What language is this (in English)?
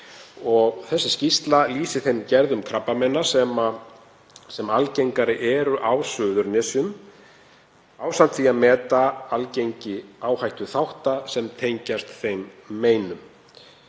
Icelandic